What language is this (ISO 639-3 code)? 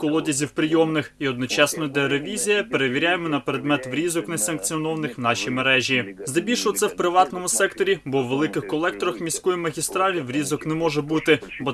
ukr